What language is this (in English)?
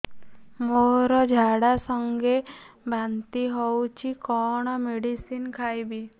Odia